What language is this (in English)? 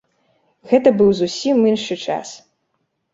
Belarusian